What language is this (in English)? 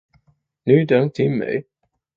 Vietnamese